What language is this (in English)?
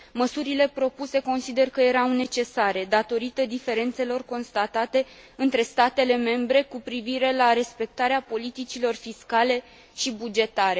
Romanian